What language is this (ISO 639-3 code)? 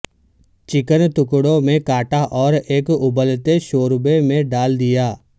urd